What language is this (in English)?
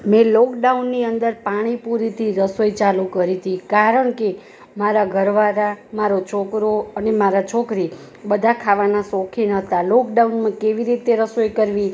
Gujarati